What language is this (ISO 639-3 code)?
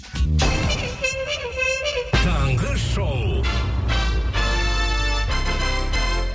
kaz